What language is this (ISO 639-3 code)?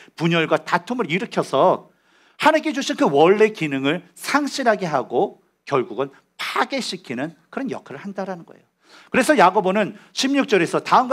kor